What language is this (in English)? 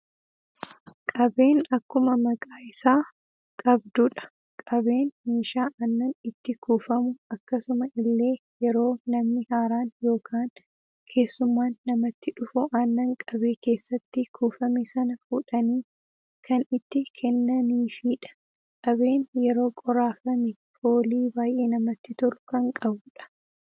Oromo